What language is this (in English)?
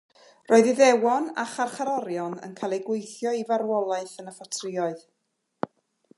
Welsh